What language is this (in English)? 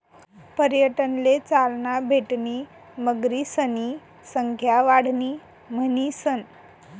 Marathi